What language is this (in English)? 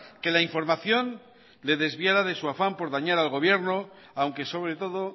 Spanish